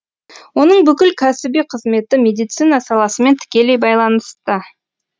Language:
Kazakh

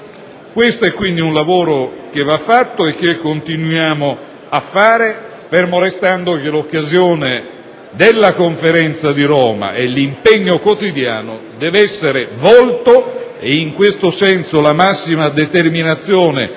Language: Italian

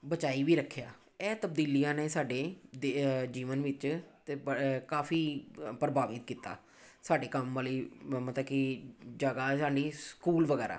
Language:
Punjabi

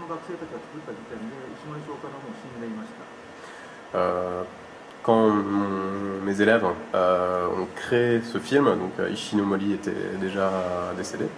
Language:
French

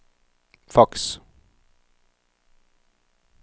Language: Norwegian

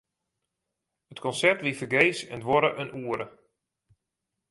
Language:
Western Frisian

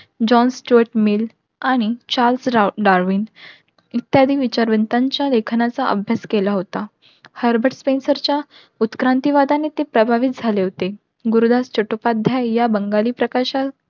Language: Marathi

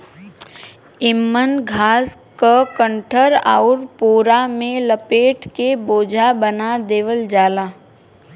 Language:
Bhojpuri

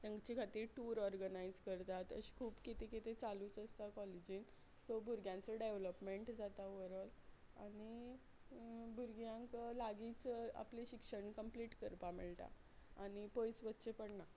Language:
Konkani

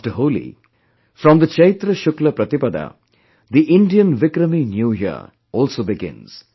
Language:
English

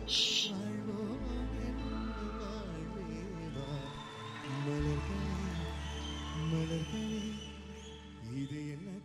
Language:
Malayalam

